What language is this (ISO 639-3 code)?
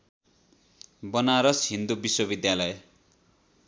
nep